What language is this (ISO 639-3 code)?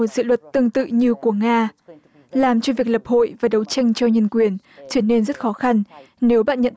vie